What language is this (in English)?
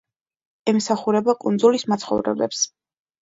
Georgian